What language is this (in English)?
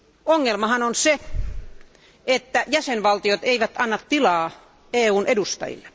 Finnish